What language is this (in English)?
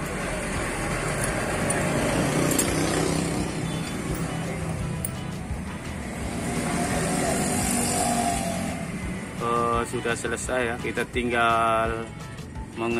Indonesian